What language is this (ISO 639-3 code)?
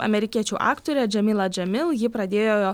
lit